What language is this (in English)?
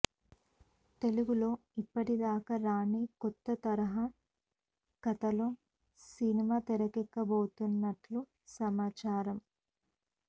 Telugu